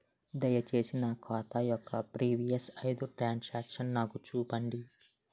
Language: Telugu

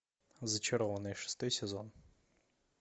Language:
Russian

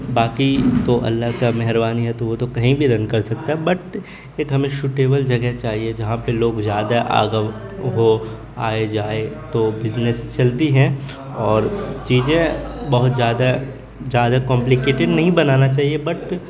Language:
Urdu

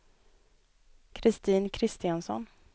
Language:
Swedish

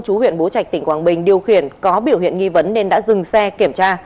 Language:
Vietnamese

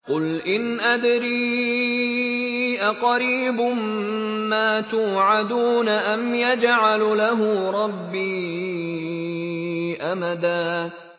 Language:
Arabic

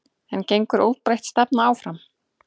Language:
Icelandic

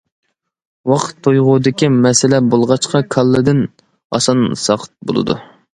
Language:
Uyghur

